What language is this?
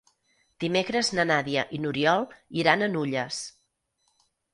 Catalan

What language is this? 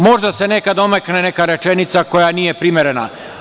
Serbian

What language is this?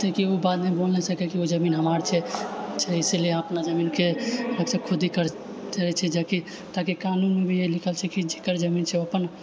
Maithili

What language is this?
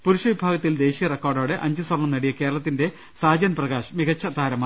Malayalam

